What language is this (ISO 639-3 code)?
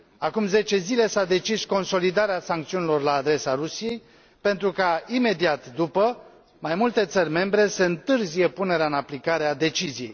ron